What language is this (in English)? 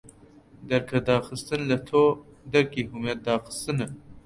Central Kurdish